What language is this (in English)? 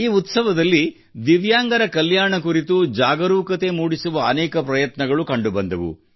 Kannada